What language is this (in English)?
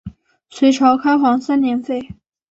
Chinese